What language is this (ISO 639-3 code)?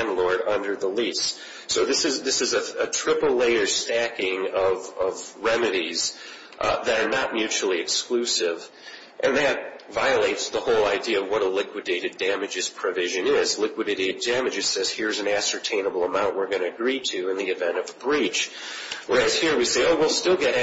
eng